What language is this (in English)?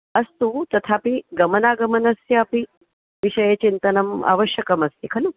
Sanskrit